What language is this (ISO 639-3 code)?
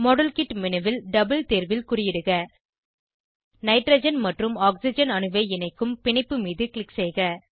tam